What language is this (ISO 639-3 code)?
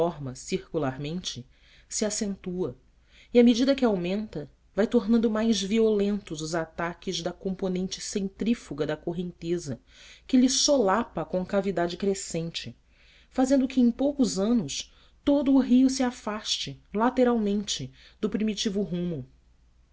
por